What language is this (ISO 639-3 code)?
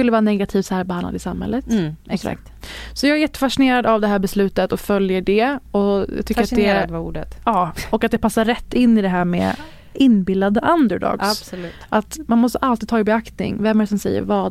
swe